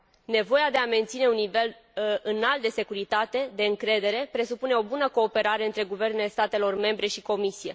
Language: Romanian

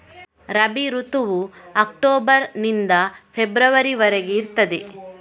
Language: Kannada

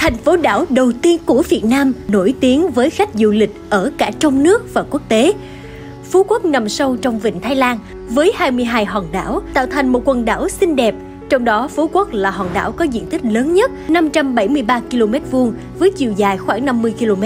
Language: Vietnamese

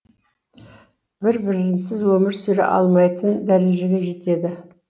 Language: Kazakh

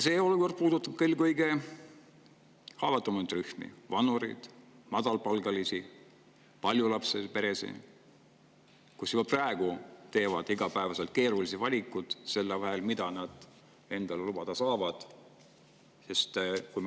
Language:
Estonian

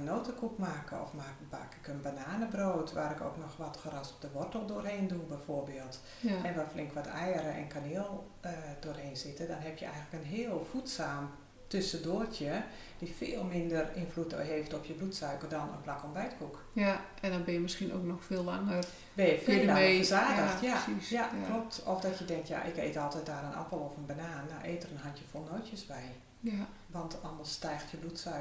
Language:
Dutch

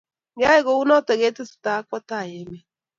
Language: Kalenjin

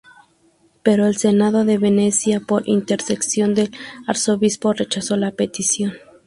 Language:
Spanish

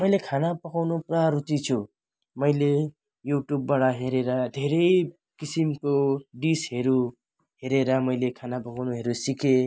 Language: Nepali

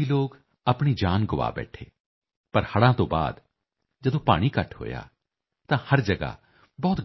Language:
Punjabi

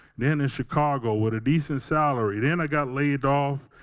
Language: English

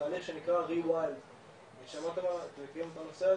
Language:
Hebrew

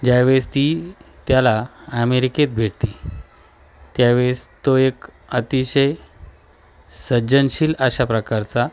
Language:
Marathi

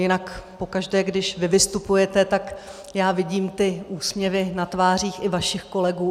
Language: Czech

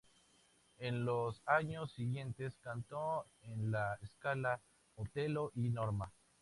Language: Spanish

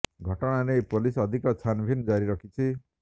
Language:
Odia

